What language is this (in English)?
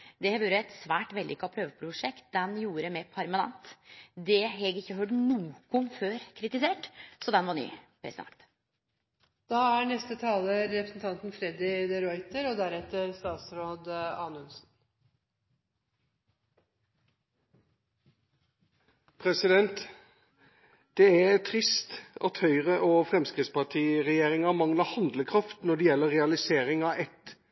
Norwegian